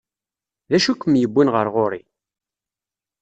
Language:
Kabyle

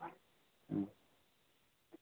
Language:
Santali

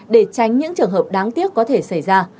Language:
Vietnamese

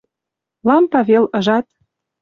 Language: Western Mari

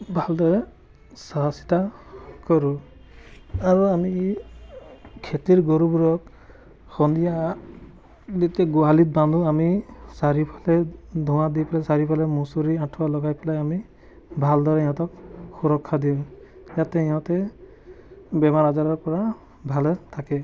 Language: Assamese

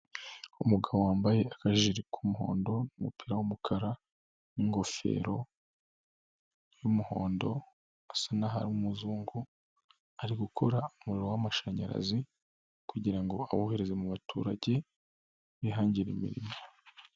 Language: Kinyarwanda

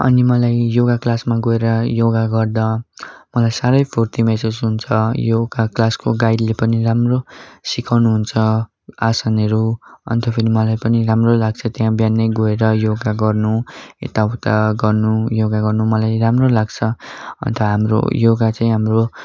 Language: Nepali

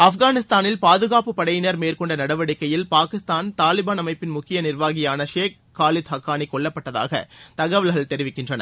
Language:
Tamil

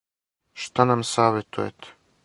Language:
Serbian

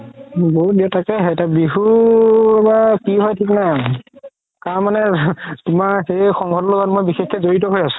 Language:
Assamese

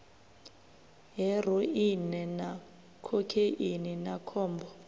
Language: Venda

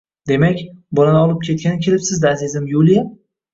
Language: Uzbek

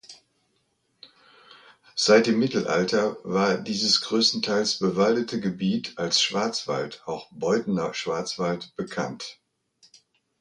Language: German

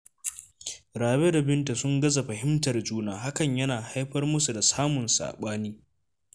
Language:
Hausa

